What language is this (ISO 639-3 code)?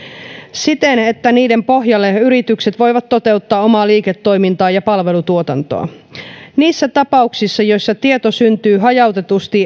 fin